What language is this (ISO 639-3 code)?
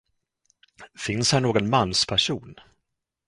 swe